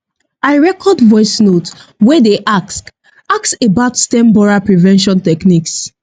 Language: Nigerian Pidgin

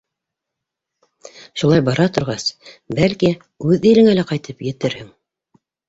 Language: Bashkir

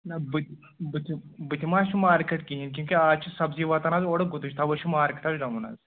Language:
Kashmiri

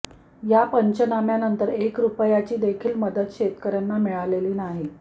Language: Marathi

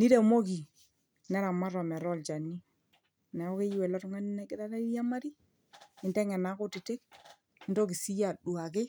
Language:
Masai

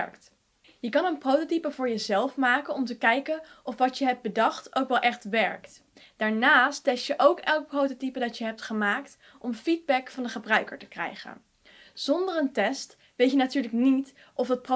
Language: Dutch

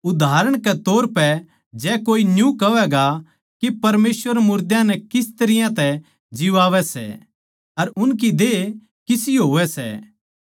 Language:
Haryanvi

